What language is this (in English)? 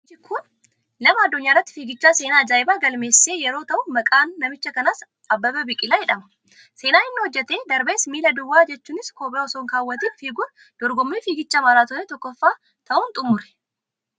Oromo